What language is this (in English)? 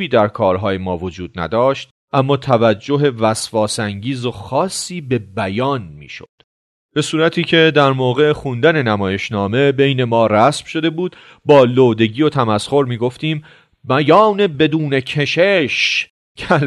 Persian